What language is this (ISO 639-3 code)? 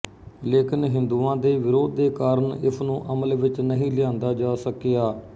pan